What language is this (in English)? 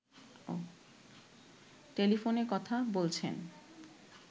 Bangla